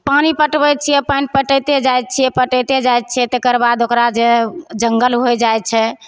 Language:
Maithili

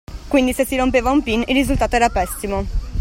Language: Italian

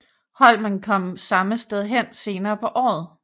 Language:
Danish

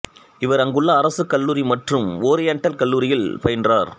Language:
Tamil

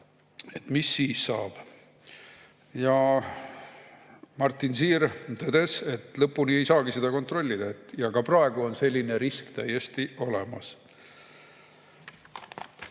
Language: Estonian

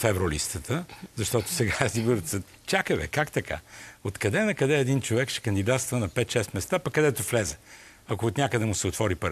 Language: Bulgarian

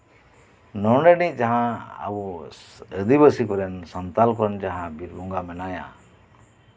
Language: Santali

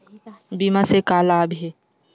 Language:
Chhattisgarhi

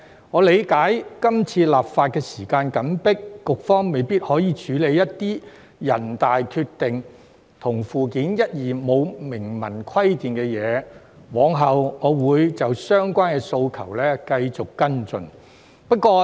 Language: Cantonese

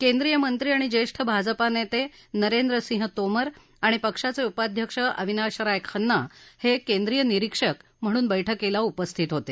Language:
Marathi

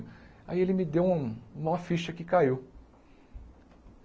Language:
Portuguese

